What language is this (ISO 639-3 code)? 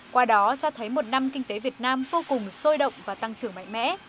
vie